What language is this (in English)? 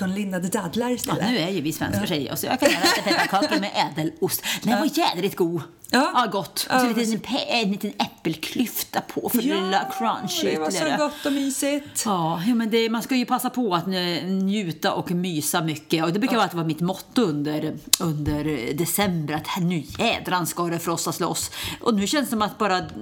Swedish